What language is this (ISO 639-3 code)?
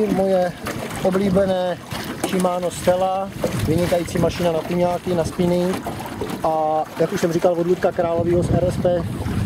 ces